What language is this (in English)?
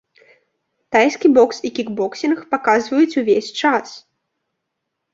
Belarusian